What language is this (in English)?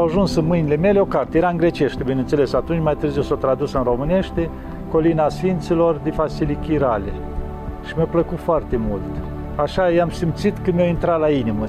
Romanian